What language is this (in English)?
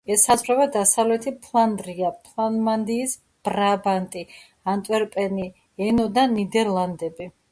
Georgian